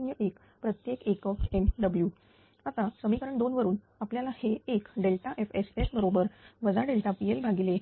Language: Marathi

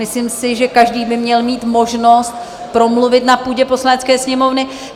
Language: Czech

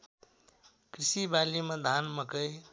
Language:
Nepali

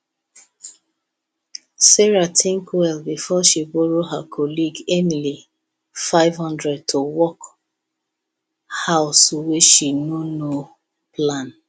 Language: Nigerian Pidgin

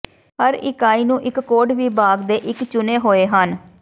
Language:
Punjabi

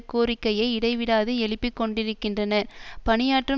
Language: Tamil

